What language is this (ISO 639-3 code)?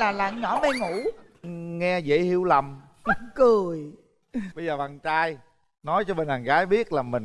vie